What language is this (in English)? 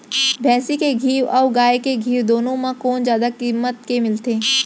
Chhattisgarhi